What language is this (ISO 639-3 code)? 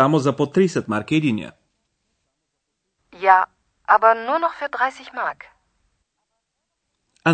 bul